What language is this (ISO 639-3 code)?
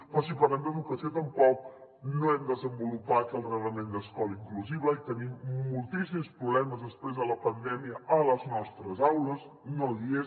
cat